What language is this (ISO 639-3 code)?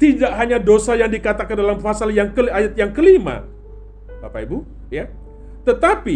ind